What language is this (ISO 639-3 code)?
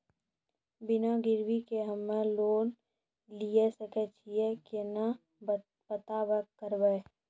mai